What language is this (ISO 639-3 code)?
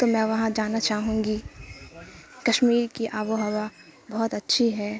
urd